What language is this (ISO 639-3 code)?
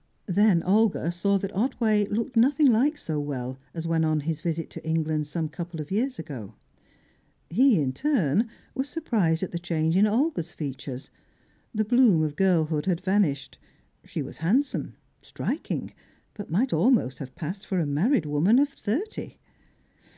eng